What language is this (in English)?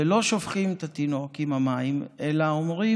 Hebrew